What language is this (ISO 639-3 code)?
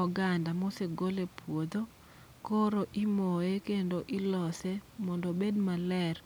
luo